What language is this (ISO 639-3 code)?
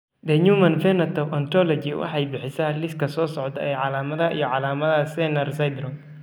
som